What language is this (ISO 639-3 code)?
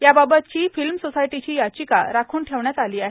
mar